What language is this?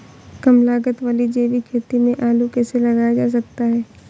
Hindi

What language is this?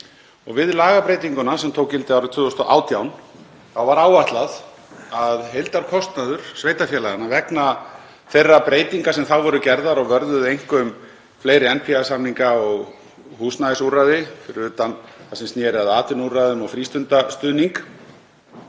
Icelandic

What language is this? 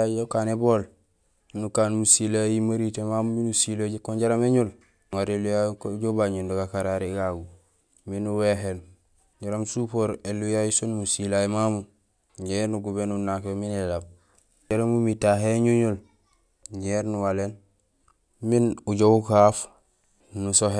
Gusilay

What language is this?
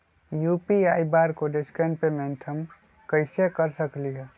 Magahi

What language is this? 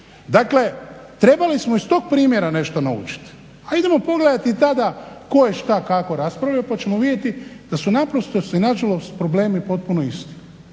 Croatian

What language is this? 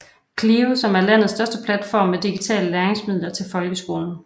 Danish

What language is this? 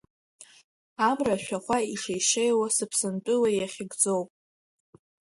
Abkhazian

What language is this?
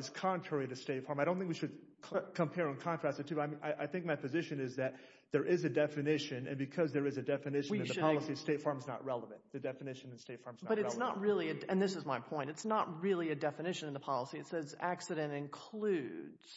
English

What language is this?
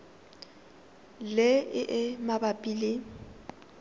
Tswana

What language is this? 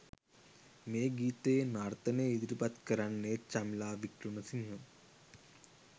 Sinhala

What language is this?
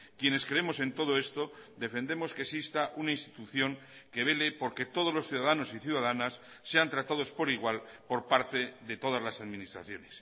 Spanish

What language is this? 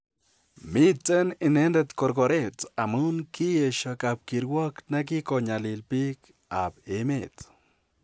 Kalenjin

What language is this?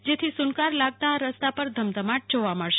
Gujarati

